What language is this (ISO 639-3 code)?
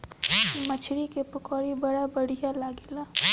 bho